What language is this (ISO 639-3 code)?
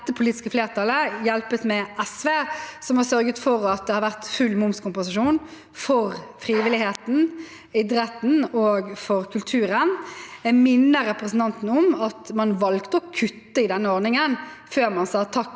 nor